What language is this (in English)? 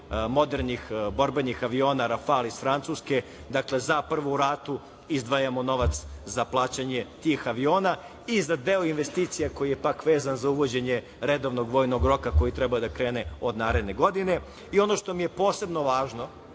Serbian